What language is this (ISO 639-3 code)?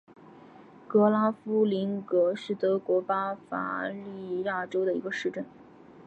zho